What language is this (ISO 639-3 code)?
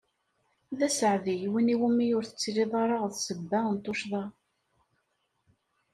kab